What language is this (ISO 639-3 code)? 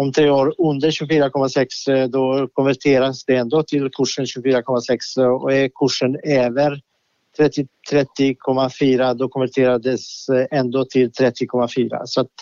swe